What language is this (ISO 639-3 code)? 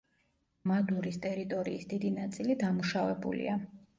kat